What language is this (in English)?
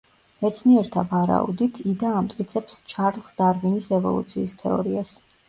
Georgian